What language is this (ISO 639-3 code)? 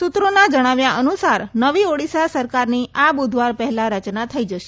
guj